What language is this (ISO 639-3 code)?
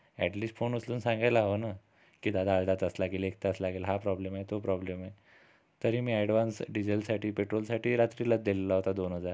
mar